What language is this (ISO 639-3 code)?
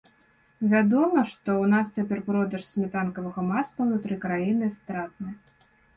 bel